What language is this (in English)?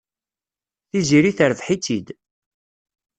Kabyle